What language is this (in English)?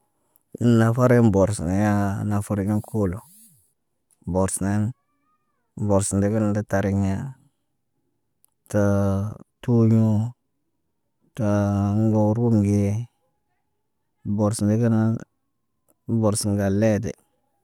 Naba